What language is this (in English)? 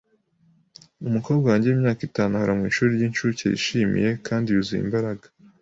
Kinyarwanda